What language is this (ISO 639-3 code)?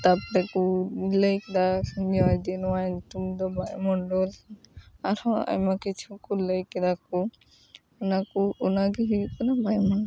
sat